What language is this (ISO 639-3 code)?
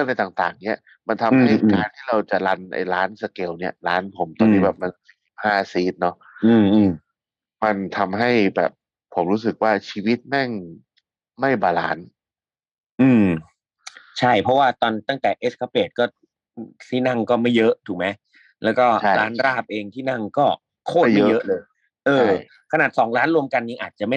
tha